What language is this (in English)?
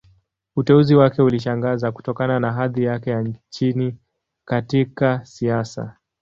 Swahili